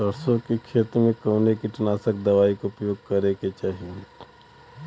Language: Bhojpuri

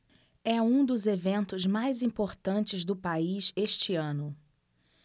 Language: Portuguese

